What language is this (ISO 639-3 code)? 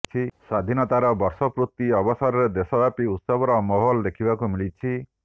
ori